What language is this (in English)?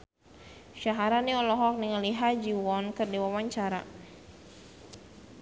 Sundanese